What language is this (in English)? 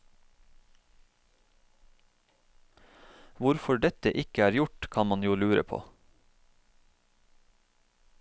Norwegian